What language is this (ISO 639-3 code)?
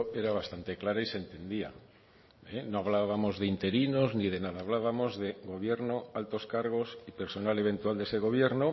spa